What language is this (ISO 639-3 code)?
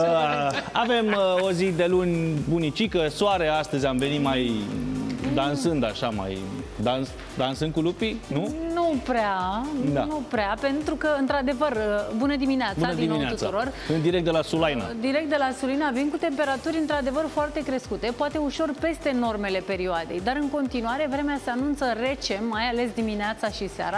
ron